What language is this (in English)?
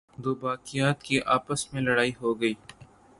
Urdu